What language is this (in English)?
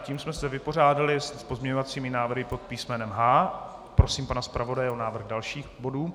Czech